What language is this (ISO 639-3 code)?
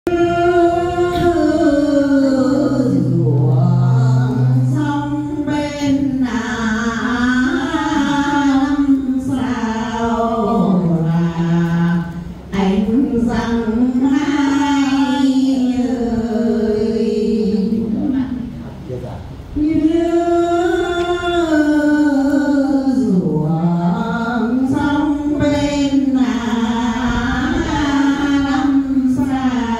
vie